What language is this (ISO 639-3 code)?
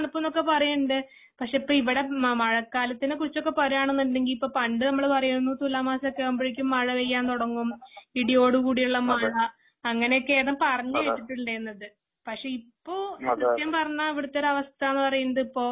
mal